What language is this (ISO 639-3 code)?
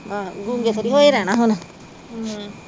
pan